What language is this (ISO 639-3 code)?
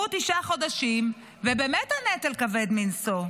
heb